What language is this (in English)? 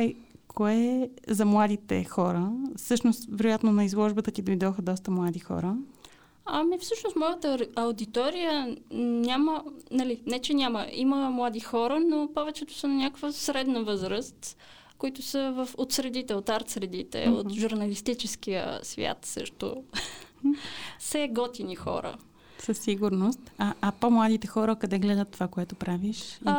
Bulgarian